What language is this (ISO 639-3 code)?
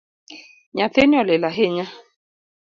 luo